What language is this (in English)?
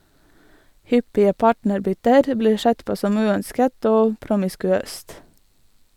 Norwegian